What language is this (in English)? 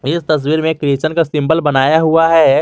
Hindi